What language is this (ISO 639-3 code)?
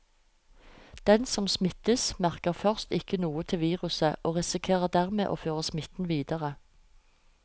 nor